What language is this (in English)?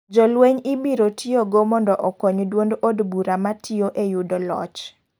Luo (Kenya and Tanzania)